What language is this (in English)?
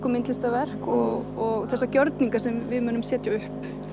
Icelandic